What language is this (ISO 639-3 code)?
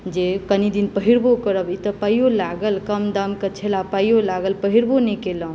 mai